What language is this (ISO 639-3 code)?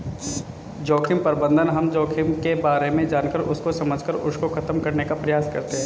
hin